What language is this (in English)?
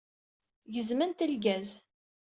Kabyle